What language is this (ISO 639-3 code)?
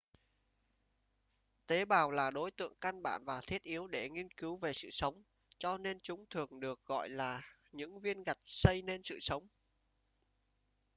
vie